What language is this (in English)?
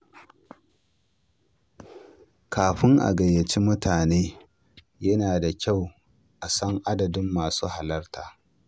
Hausa